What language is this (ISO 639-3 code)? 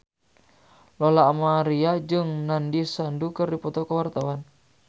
sun